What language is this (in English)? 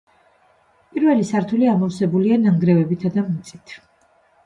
Georgian